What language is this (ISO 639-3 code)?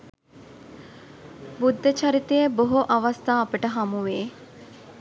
sin